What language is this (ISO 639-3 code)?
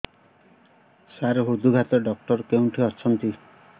ori